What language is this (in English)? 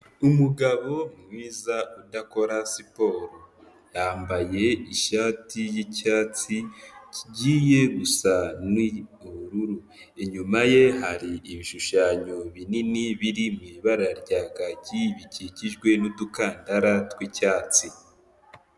Kinyarwanda